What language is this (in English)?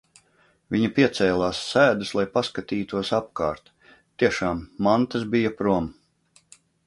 Latvian